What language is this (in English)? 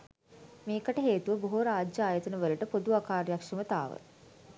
Sinhala